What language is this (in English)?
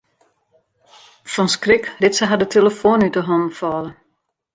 Western Frisian